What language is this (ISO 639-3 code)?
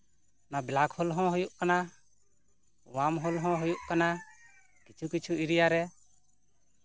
sat